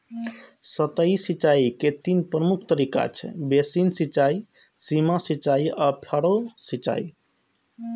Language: Maithili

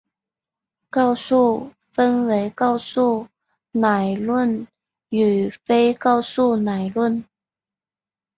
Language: Chinese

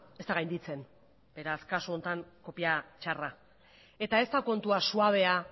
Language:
Basque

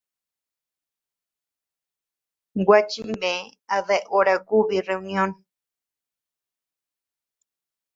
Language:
Tepeuxila Cuicatec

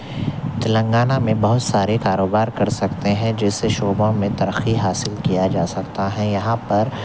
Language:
Urdu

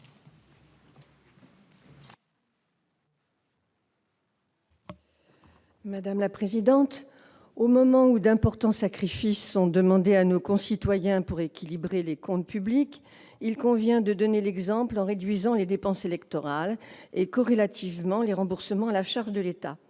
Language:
French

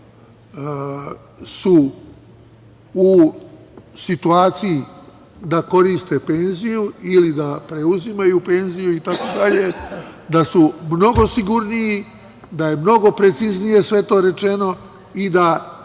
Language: Serbian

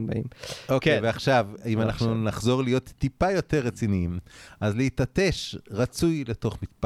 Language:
Hebrew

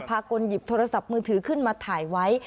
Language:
Thai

